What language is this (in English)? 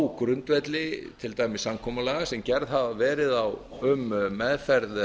Icelandic